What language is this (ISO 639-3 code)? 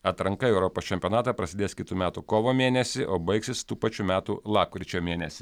lit